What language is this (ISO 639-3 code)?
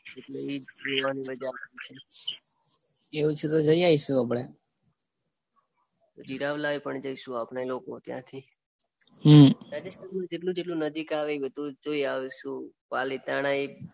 guj